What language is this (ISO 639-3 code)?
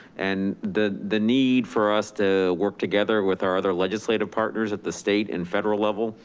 eng